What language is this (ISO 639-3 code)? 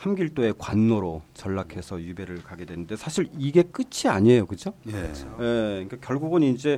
kor